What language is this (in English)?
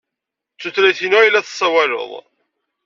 Kabyle